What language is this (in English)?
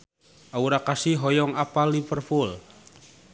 Sundanese